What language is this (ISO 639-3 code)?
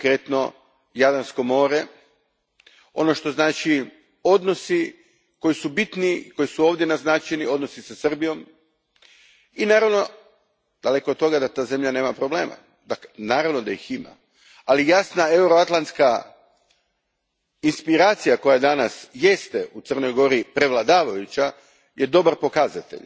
hrv